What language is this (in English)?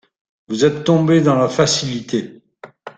French